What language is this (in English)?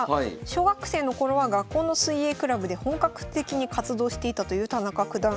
Japanese